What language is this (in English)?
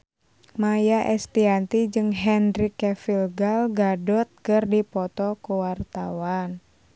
Sundanese